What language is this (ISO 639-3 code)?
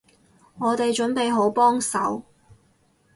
yue